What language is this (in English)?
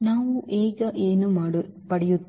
Kannada